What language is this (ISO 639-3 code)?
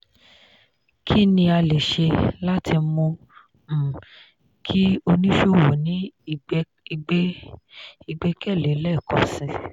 yor